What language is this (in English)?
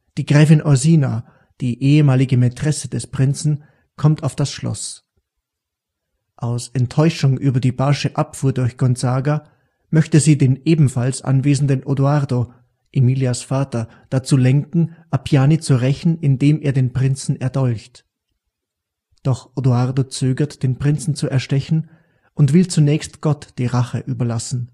German